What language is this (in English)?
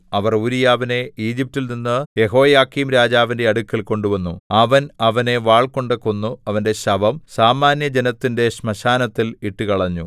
Malayalam